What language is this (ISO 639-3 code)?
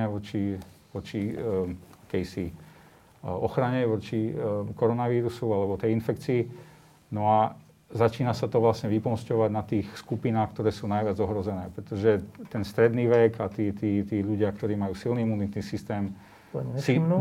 slk